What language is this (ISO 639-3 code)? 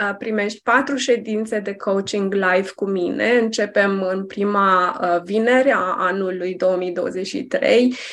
ron